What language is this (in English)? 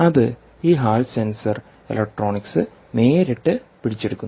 Malayalam